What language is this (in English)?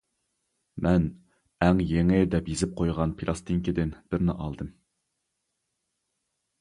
Uyghur